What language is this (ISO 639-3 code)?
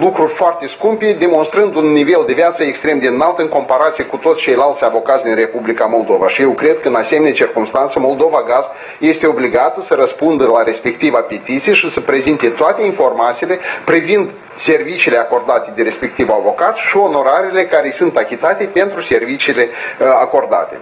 ron